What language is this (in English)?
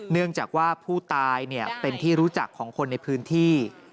Thai